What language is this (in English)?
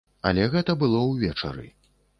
Belarusian